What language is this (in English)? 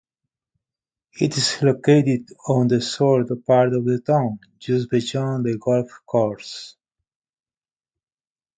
English